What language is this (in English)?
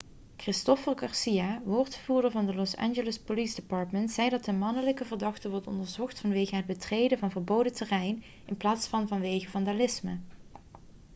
Dutch